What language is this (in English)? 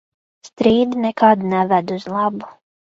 Latvian